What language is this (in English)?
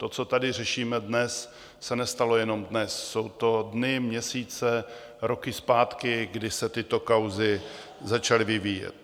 Czech